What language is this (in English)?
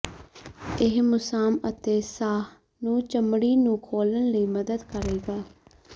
Punjabi